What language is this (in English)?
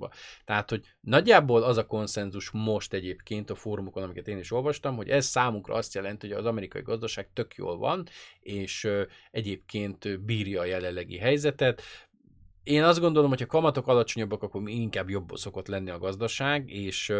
Hungarian